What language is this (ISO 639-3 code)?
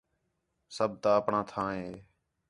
xhe